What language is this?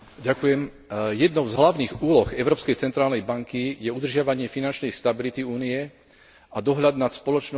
Slovak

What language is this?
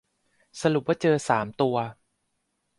Thai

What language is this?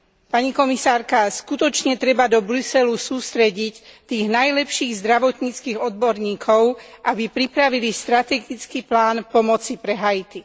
Slovak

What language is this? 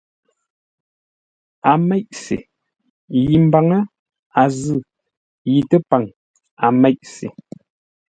Ngombale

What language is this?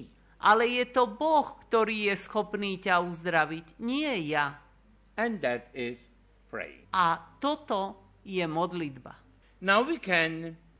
Slovak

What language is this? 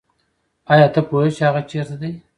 Pashto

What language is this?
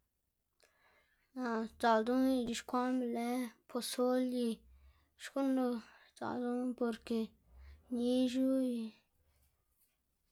Xanaguía Zapotec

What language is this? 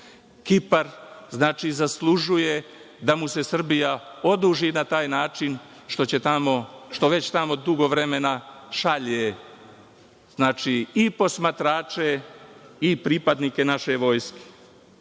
Serbian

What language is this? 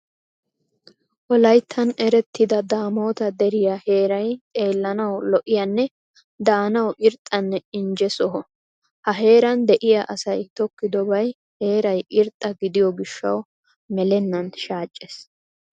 Wolaytta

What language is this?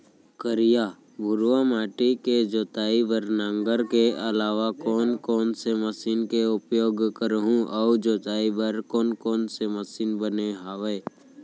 Chhattisgarhi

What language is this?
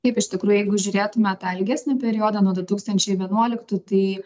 Lithuanian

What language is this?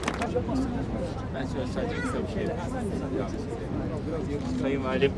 Turkish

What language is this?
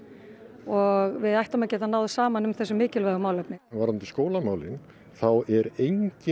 Icelandic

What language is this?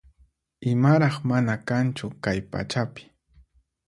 Puno Quechua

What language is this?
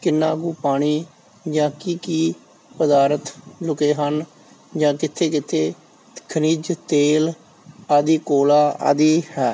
Punjabi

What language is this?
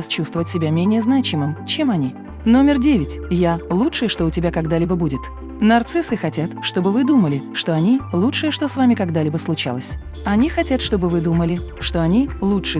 Russian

